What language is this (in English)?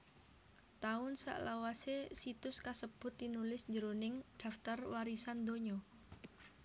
Javanese